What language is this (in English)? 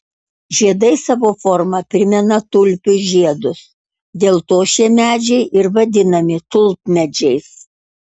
Lithuanian